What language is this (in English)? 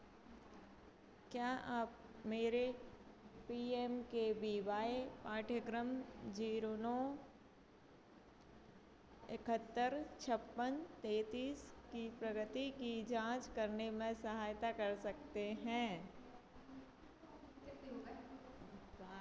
Hindi